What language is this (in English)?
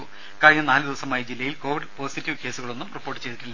Malayalam